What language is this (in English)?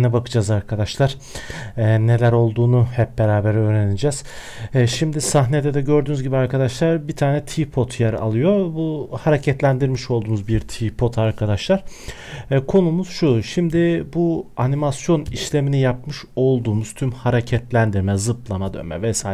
Turkish